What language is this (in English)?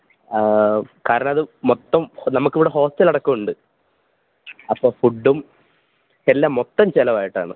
Malayalam